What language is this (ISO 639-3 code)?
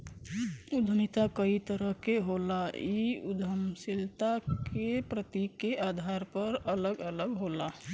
bho